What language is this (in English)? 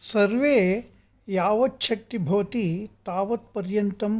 Sanskrit